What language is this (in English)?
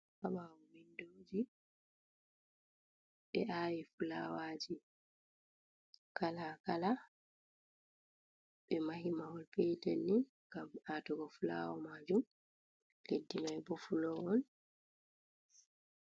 Fula